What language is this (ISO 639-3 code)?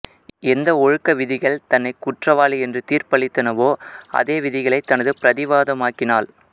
tam